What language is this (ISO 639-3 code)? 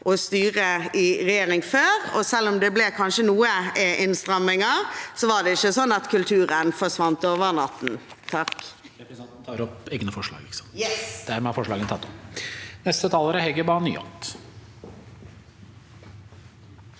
nor